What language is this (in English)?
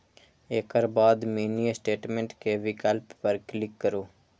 Maithili